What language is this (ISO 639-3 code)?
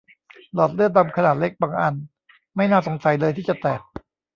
tha